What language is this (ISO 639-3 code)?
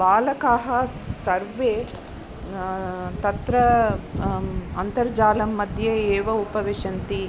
san